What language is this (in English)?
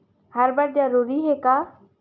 Chhattisgarhi